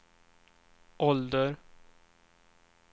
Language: Swedish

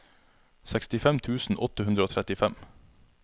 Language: Norwegian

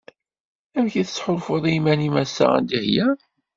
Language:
Kabyle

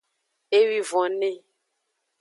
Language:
Aja (Benin)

